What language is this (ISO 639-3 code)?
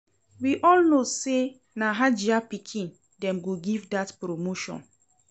pcm